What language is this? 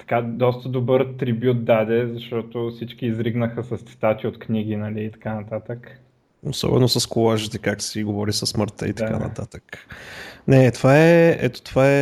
Bulgarian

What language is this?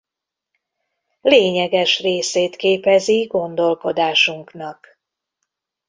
Hungarian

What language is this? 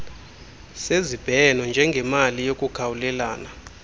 Xhosa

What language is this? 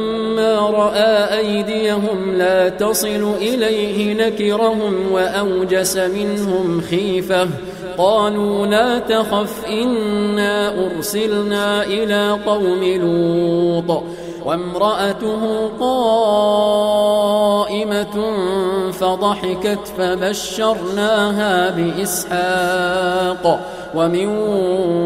Arabic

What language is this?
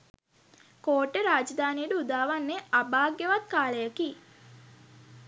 Sinhala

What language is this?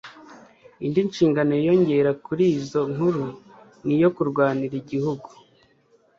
Kinyarwanda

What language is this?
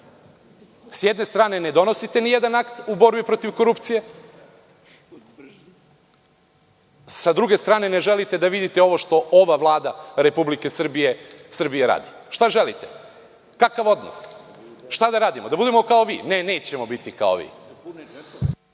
Serbian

